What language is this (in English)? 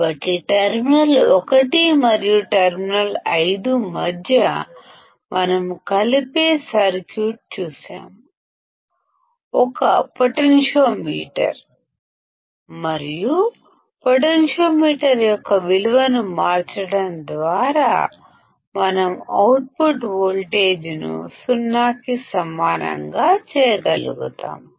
Telugu